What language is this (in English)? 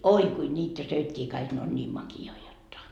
Finnish